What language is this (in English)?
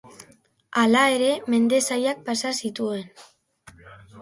Basque